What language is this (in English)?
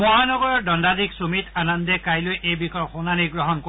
Assamese